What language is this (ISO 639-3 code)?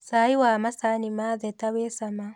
kik